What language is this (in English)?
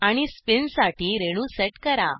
Marathi